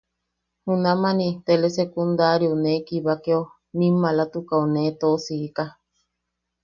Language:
Yaqui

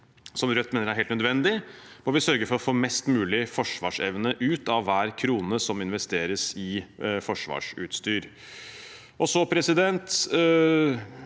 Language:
Norwegian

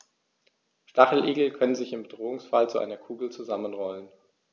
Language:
German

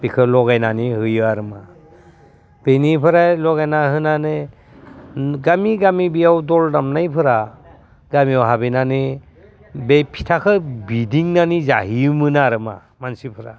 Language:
Bodo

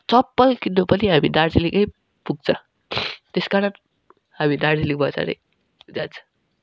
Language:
Nepali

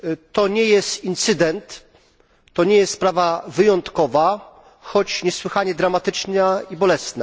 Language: Polish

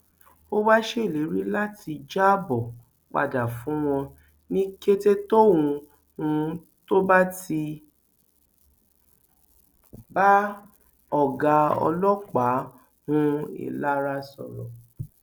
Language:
Yoruba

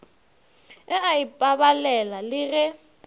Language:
Northern Sotho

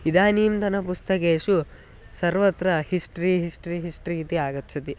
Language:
Sanskrit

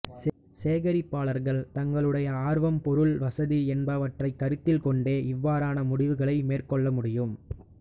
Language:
Tamil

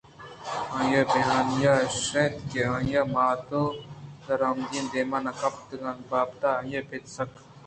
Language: Eastern Balochi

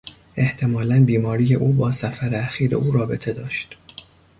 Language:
Persian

